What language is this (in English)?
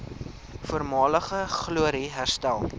Afrikaans